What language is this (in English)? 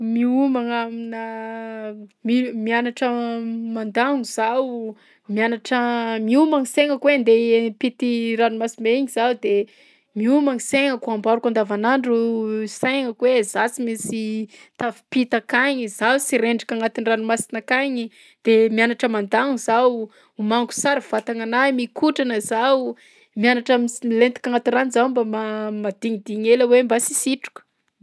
Southern Betsimisaraka Malagasy